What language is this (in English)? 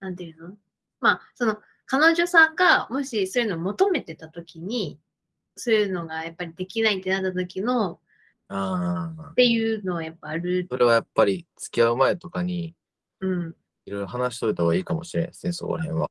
Japanese